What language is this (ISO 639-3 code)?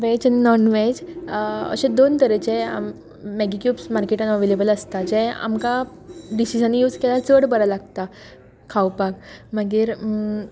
kok